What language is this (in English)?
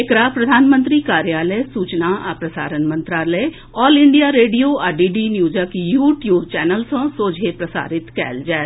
Maithili